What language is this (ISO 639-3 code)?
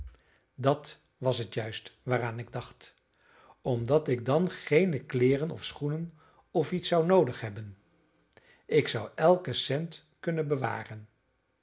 nld